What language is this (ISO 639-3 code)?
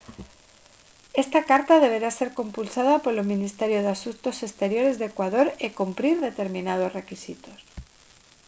glg